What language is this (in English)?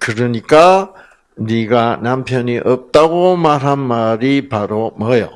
Korean